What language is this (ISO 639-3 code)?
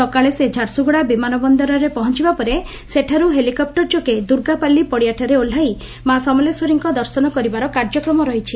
ori